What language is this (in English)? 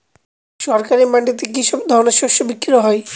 Bangla